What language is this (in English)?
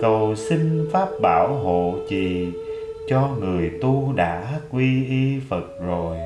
Vietnamese